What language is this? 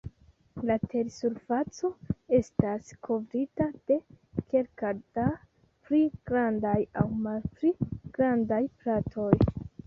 Esperanto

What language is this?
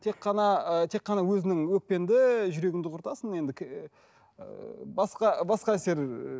Kazakh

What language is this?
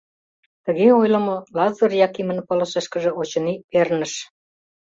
Mari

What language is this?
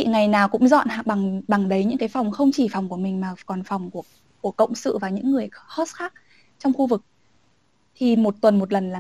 Vietnamese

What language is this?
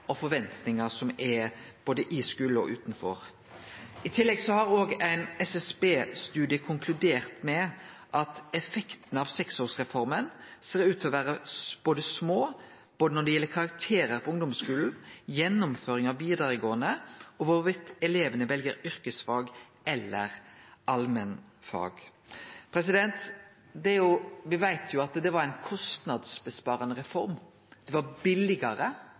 Norwegian Nynorsk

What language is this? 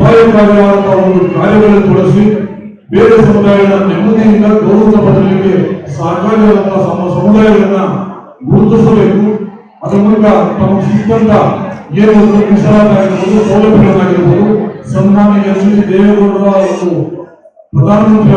Turkish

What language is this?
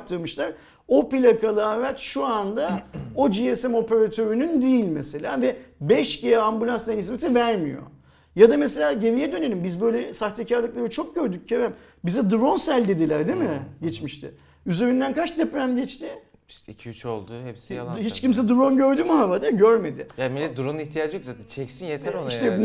Turkish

